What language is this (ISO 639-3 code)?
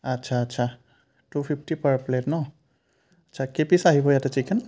asm